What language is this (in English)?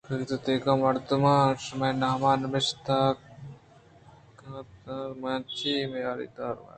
Eastern Balochi